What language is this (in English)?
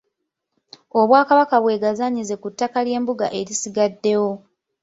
Ganda